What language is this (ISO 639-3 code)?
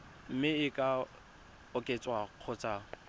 tsn